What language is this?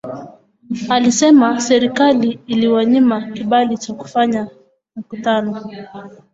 Swahili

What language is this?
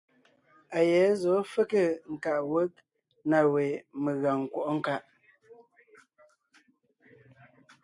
Ngiemboon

